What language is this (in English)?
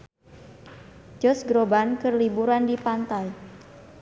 Sundanese